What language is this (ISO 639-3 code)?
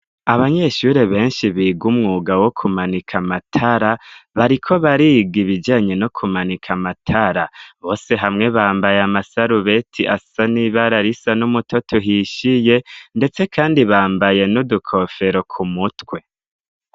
run